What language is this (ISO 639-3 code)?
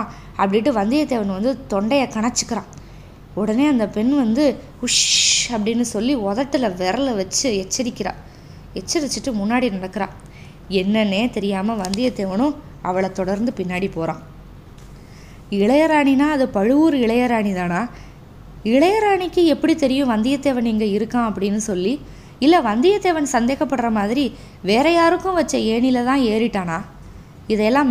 tam